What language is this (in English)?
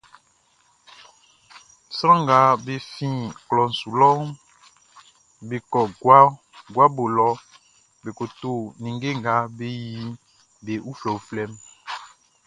Baoulé